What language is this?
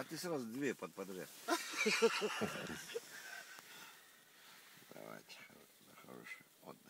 Russian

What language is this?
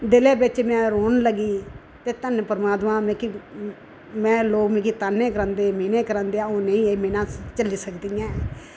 Dogri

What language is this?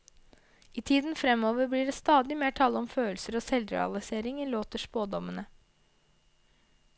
Norwegian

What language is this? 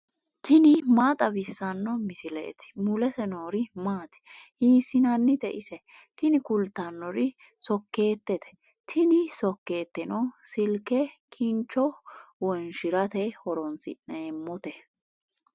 Sidamo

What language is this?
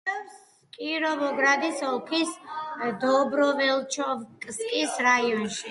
Georgian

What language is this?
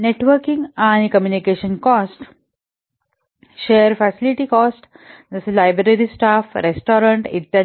Marathi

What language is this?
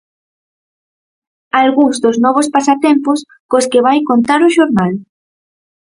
Galician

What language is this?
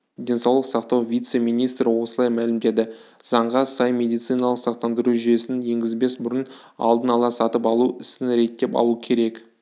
Kazakh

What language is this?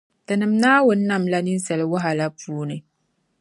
Dagbani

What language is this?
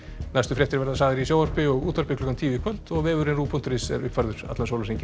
Icelandic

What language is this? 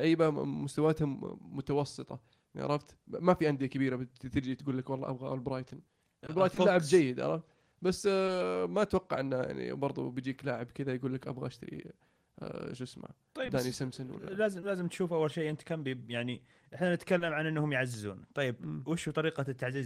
Arabic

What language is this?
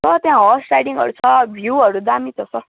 Nepali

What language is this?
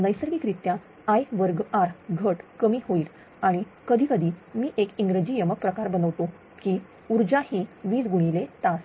Marathi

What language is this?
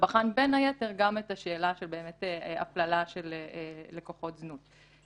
Hebrew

